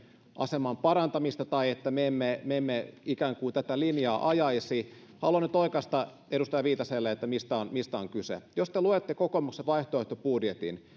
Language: Finnish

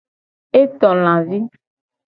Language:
Gen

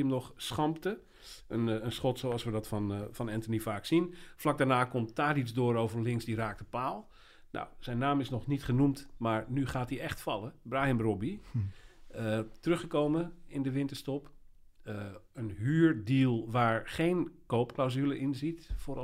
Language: Dutch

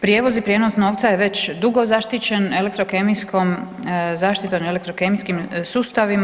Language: Croatian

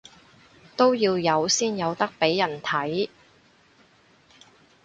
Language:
Cantonese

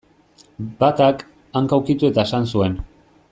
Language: Basque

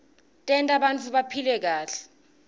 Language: Swati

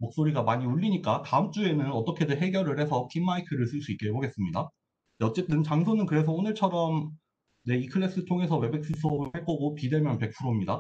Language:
Korean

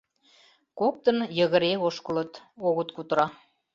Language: Mari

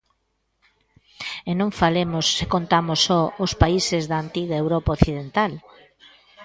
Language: Galician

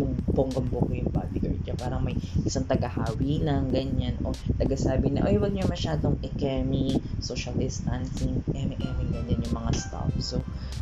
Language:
Filipino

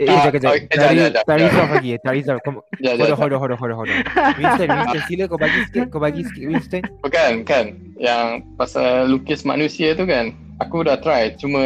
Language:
Malay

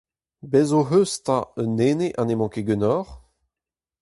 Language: Breton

